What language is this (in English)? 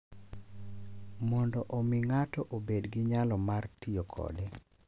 Luo (Kenya and Tanzania)